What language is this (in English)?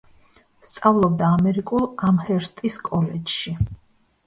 Georgian